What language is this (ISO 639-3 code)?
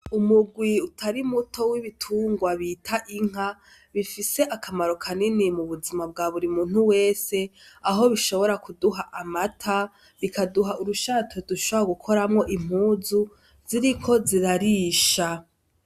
run